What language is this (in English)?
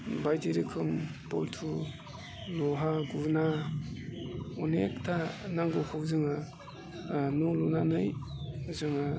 Bodo